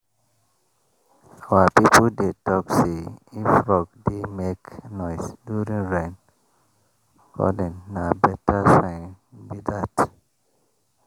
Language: Nigerian Pidgin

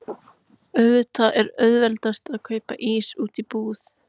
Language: Icelandic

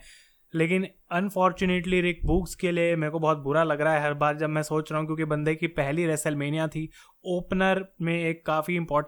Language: Hindi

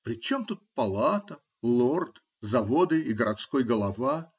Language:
Russian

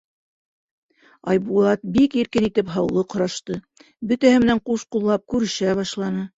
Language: Bashkir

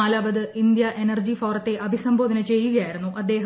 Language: Malayalam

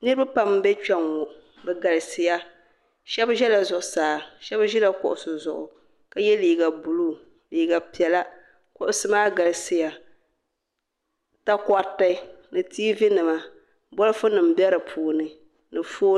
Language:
Dagbani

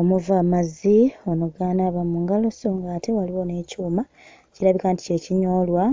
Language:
Ganda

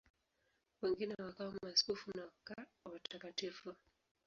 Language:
Swahili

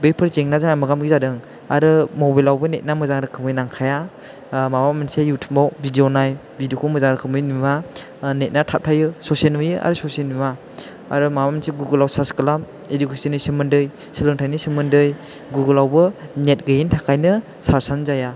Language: Bodo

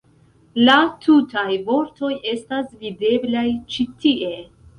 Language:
Esperanto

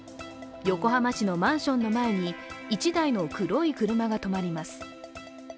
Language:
Japanese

